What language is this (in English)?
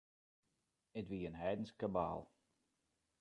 Western Frisian